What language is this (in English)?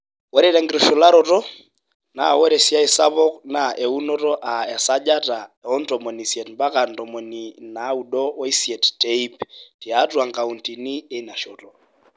Masai